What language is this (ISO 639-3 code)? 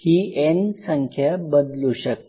mar